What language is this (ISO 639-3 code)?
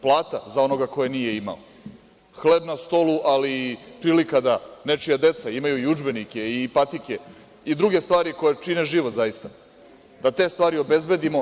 srp